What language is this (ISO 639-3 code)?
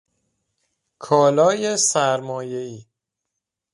fas